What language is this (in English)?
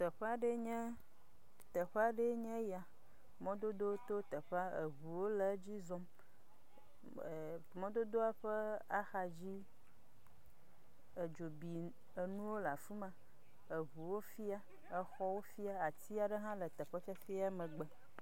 Ewe